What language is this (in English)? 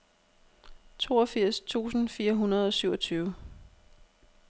Danish